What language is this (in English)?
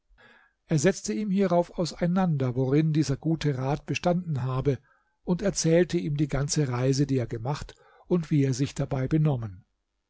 German